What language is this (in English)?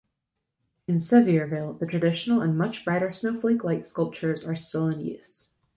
English